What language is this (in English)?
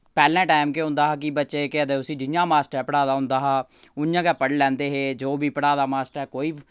Dogri